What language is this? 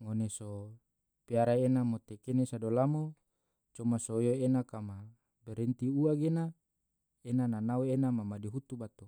Tidore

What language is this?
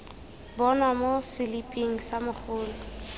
Tswana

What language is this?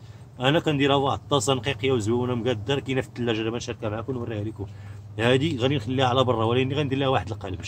Arabic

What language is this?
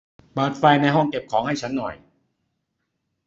Thai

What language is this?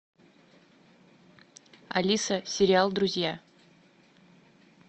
Russian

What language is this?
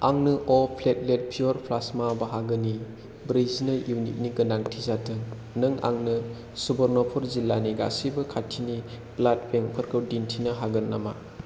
Bodo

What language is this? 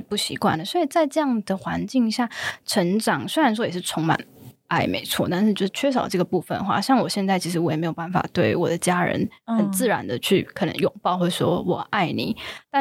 Chinese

